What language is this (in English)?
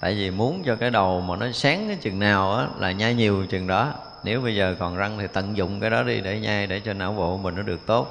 Vietnamese